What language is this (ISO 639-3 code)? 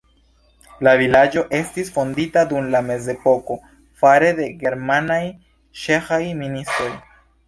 epo